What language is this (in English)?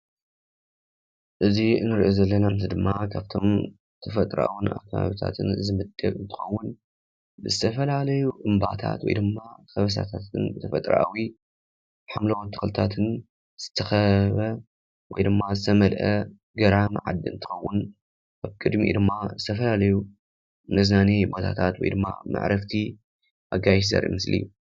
Tigrinya